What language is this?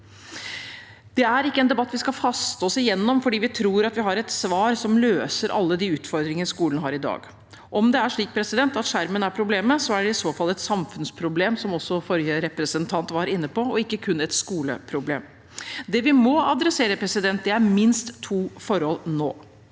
Norwegian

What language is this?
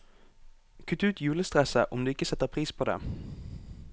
Norwegian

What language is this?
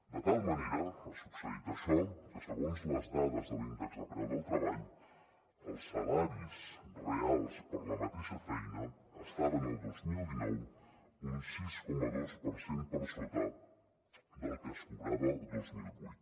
Catalan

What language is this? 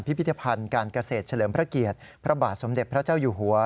Thai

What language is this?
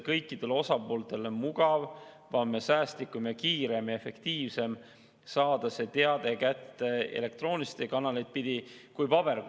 Estonian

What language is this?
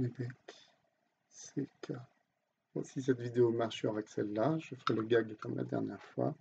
French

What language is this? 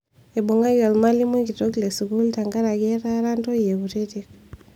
Masai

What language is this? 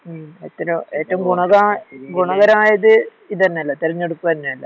Malayalam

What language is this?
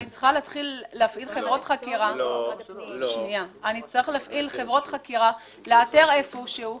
Hebrew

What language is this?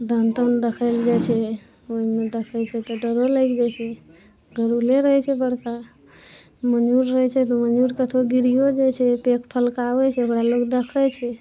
Maithili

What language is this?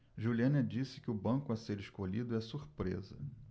Portuguese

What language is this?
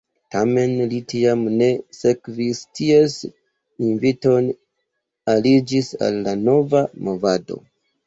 Esperanto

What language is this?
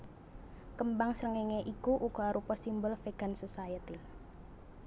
Javanese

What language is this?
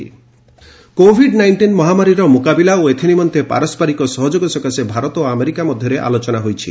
Odia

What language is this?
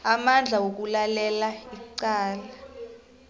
South Ndebele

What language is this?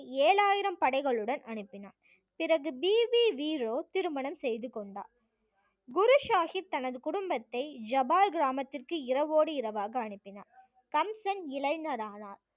Tamil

